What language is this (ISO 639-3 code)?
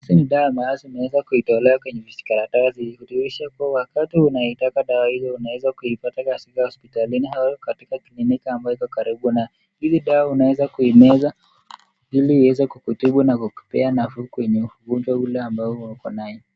swa